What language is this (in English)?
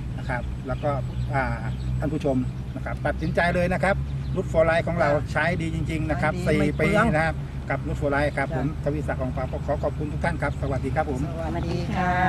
Thai